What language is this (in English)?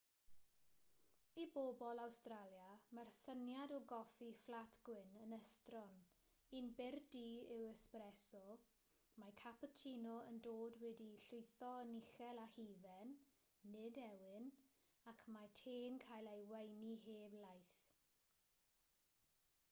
Welsh